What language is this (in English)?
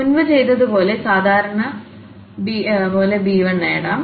Malayalam